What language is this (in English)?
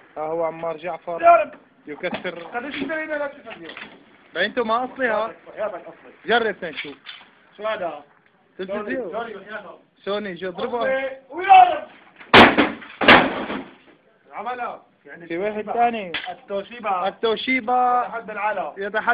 Arabic